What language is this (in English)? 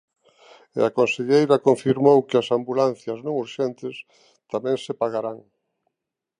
Galician